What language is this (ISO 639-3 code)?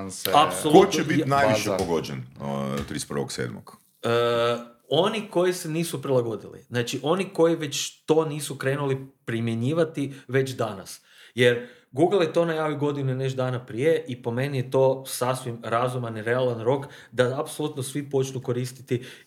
hrv